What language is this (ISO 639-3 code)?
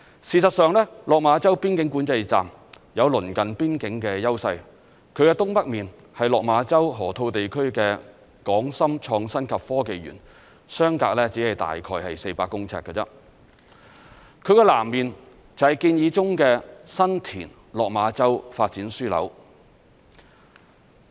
yue